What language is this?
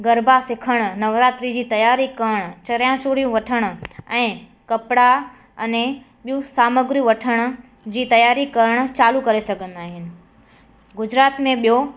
Sindhi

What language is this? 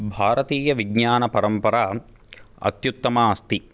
Sanskrit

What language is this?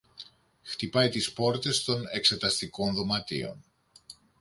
Greek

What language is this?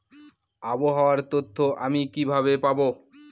Bangla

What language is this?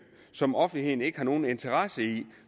Danish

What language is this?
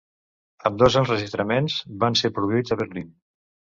Catalan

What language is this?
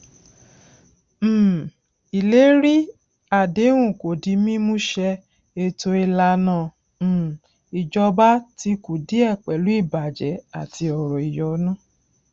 Yoruba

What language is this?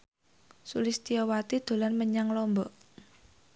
Javanese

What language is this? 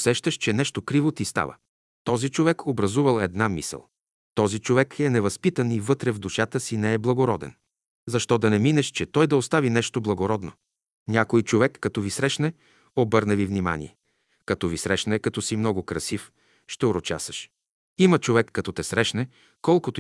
Bulgarian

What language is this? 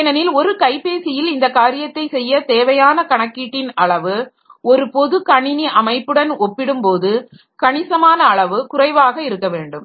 Tamil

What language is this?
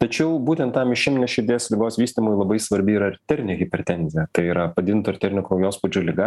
Lithuanian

